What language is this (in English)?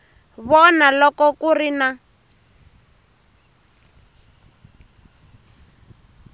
Tsonga